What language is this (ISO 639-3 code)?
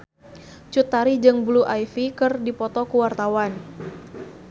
sun